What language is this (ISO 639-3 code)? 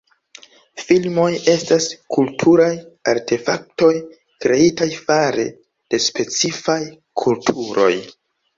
epo